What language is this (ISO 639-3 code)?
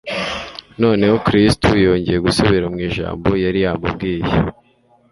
kin